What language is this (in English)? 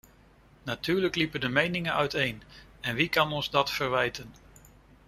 Dutch